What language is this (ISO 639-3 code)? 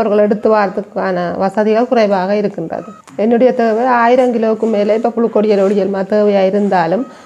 tam